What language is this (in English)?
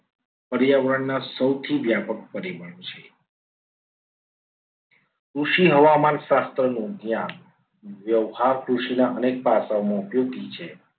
Gujarati